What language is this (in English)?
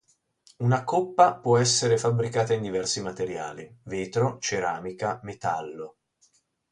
Italian